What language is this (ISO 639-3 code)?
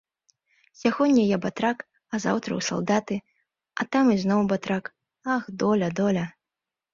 bel